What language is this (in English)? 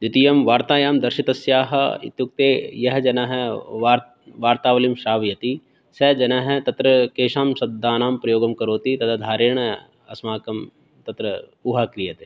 Sanskrit